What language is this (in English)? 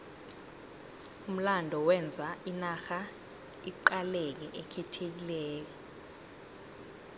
South Ndebele